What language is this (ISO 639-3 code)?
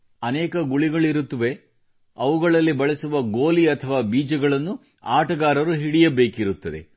kan